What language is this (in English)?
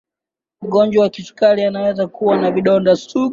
Swahili